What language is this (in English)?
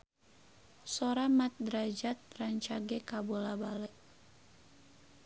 Sundanese